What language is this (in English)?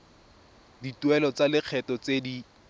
Tswana